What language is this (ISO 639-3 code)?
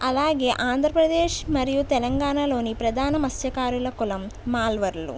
tel